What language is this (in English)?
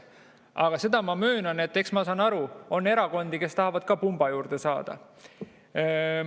Estonian